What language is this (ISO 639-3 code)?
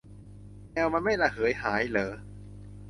tha